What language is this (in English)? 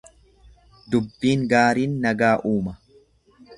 Oromo